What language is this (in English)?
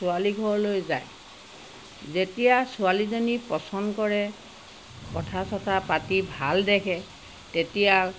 Assamese